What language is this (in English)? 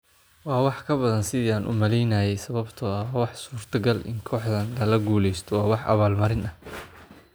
Somali